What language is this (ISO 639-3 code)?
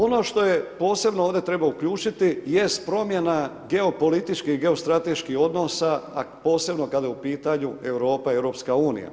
hrv